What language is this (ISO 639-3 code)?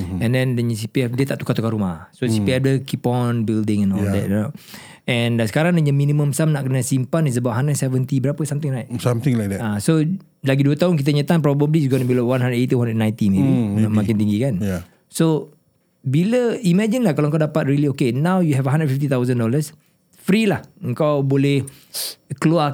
msa